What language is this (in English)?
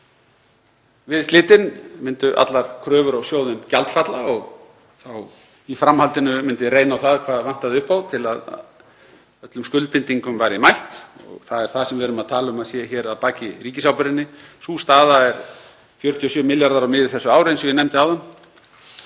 Icelandic